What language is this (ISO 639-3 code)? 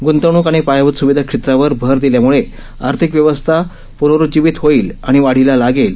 mar